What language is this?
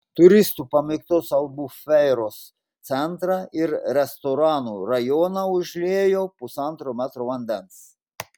Lithuanian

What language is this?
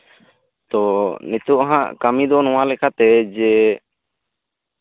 Santali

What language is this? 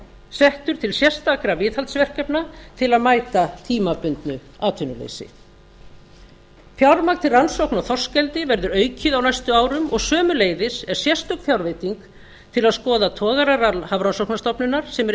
Icelandic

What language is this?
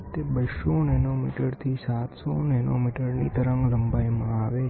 Gujarati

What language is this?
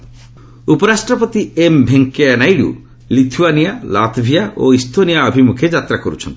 Odia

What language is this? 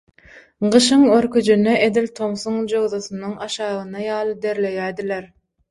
Turkmen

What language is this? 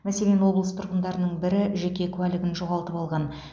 Kazakh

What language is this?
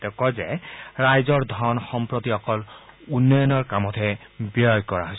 Assamese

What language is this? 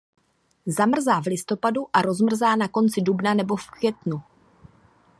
Czech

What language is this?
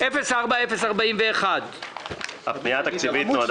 Hebrew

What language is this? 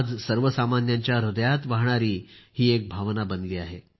Marathi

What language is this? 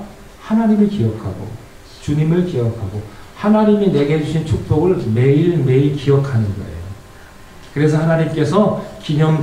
Korean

